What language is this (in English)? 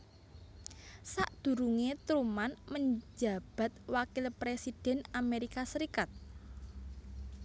Javanese